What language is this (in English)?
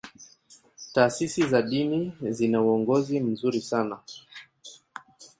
Swahili